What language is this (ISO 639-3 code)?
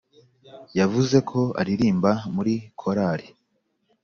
kin